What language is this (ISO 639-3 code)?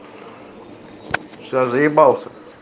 rus